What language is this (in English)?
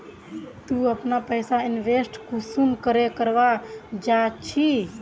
Magahi